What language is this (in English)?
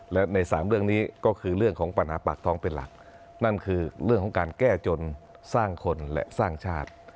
Thai